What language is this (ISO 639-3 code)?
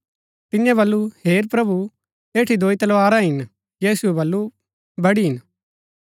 gbk